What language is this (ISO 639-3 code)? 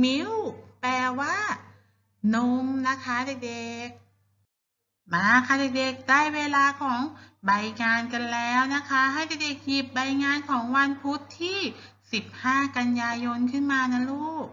tha